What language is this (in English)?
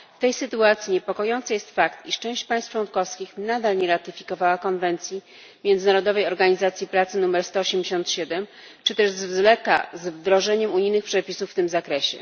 Polish